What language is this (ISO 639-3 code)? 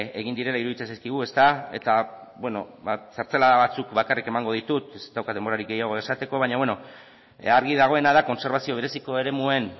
eus